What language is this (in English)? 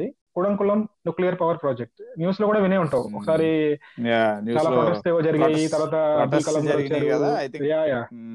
Telugu